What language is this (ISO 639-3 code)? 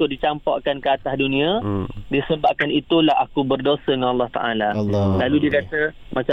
msa